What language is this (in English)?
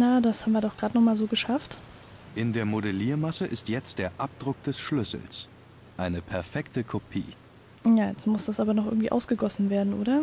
German